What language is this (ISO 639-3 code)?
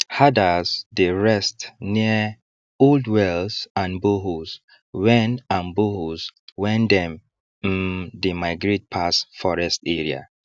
pcm